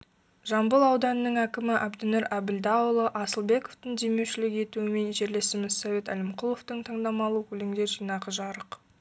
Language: Kazakh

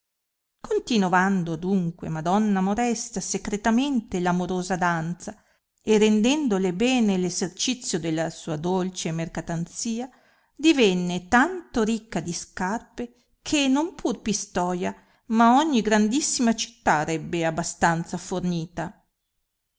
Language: Italian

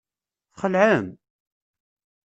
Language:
Kabyle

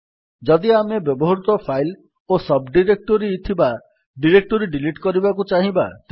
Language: Odia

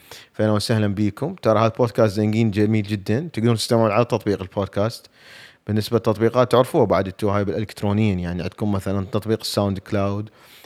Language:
Arabic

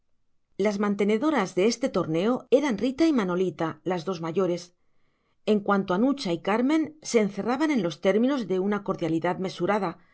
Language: Spanish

